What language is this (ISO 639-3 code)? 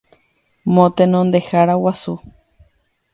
grn